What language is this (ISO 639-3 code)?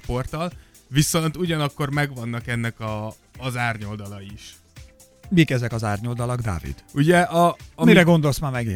hun